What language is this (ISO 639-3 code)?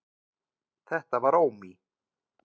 isl